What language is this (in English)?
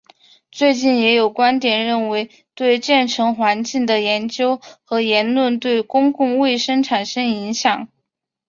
Chinese